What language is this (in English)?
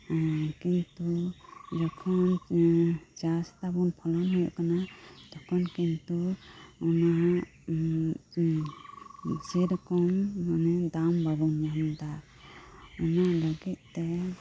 Santali